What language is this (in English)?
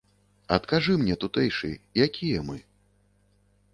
Belarusian